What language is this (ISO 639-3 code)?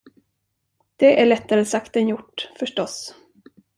swe